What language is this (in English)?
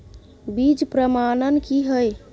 Maithili